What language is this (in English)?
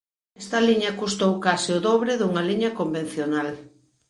Galician